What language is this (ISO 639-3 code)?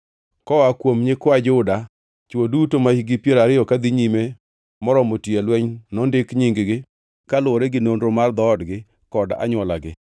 luo